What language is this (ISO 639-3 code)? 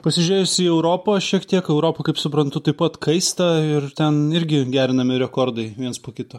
lit